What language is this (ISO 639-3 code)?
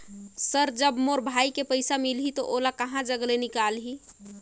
hne